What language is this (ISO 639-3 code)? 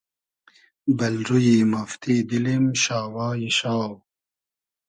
haz